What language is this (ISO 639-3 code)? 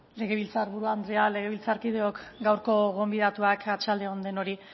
eus